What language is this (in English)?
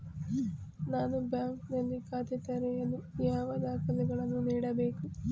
Kannada